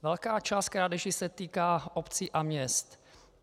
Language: Czech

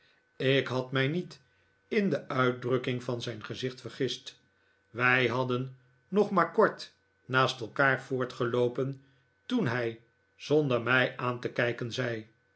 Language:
Dutch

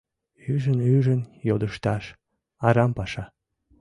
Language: Mari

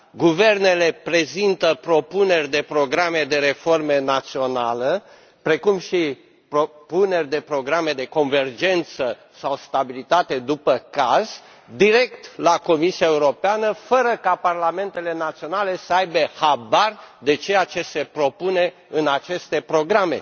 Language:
Romanian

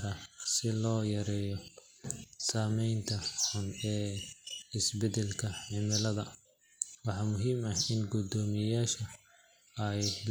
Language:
Somali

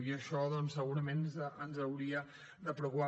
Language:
Catalan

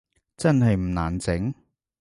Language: Cantonese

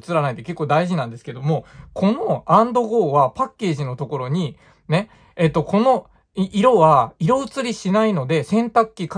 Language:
Japanese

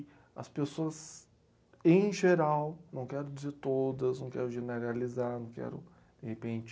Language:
Portuguese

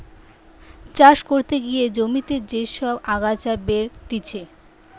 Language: Bangla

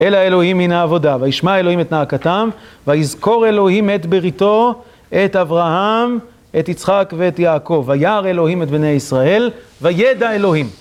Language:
Hebrew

